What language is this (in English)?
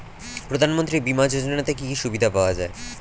Bangla